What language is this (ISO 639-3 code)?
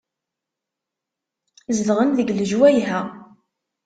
kab